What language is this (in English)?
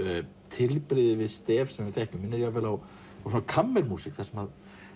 Icelandic